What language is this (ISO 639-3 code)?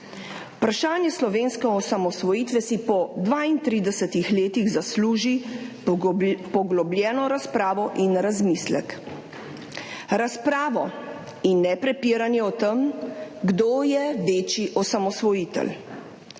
slv